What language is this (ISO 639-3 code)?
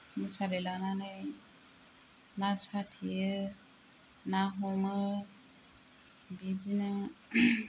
brx